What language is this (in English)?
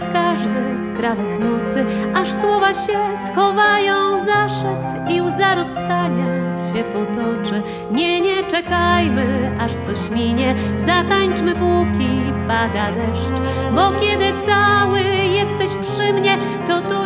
Polish